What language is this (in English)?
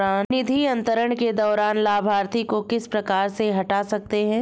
Hindi